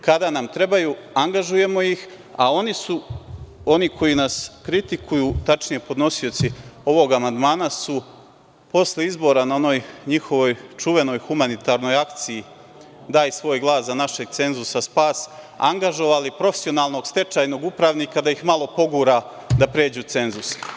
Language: Serbian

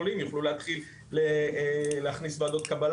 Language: Hebrew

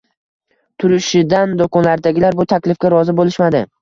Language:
Uzbek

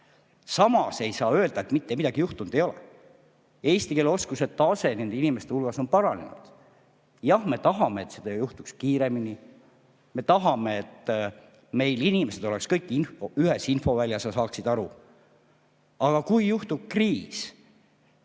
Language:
Estonian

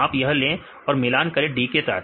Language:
Hindi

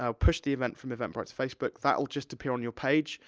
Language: English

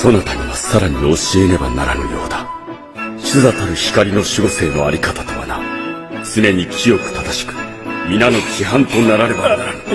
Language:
Japanese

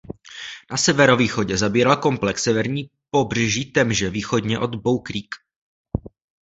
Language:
Czech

